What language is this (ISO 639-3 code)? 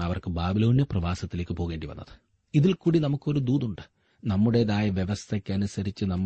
mal